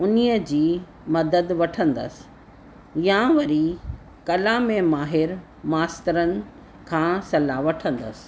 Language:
Sindhi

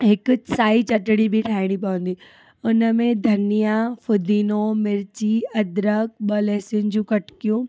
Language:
Sindhi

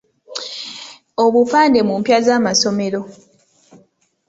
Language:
Ganda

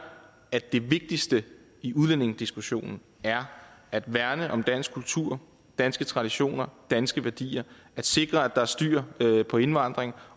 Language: Danish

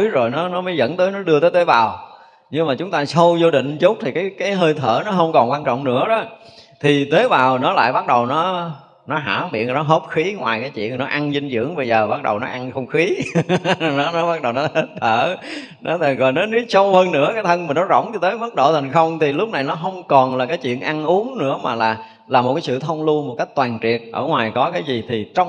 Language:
Vietnamese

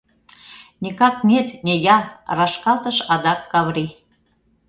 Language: Mari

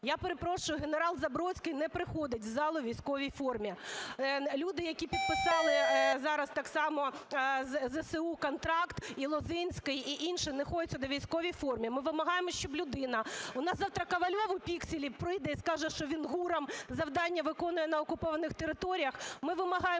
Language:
Ukrainian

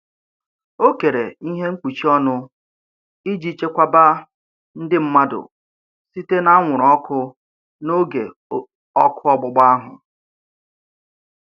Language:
Igbo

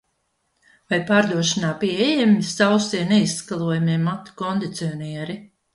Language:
Latvian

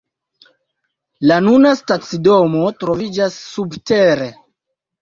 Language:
Esperanto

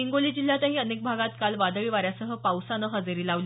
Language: Marathi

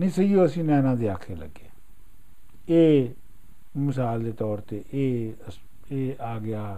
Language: Punjabi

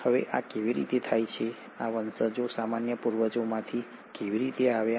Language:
Gujarati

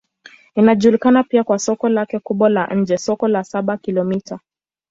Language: Swahili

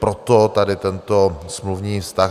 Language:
Czech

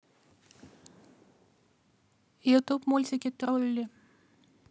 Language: Russian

